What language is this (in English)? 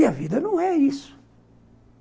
Portuguese